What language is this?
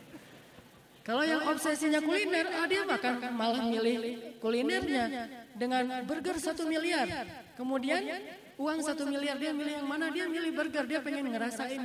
Indonesian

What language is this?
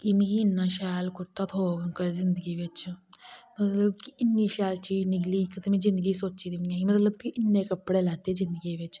Dogri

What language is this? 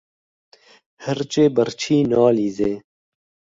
Kurdish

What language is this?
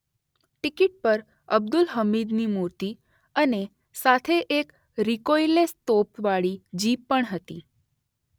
Gujarati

